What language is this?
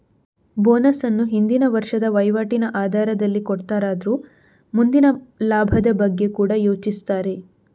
Kannada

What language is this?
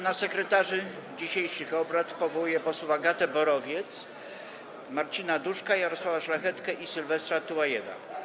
Polish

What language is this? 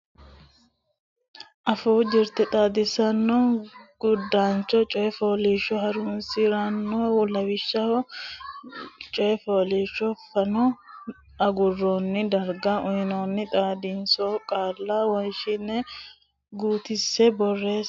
Sidamo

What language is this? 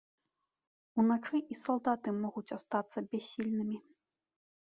Belarusian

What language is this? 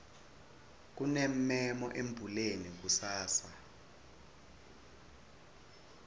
Swati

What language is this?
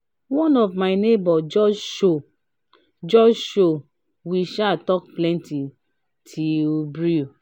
Nigerian Pidgin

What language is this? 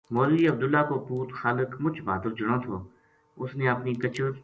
Gujari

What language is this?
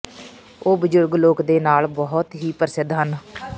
Punjabi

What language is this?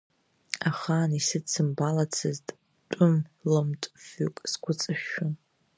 Abkhazian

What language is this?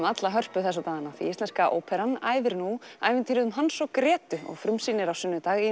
Icelandic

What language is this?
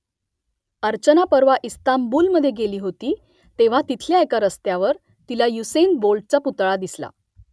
Marathi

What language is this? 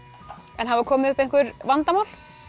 Icelandic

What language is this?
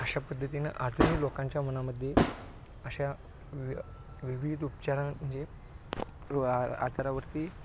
Marathi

